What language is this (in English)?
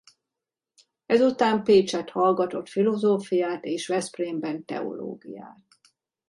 Hungarian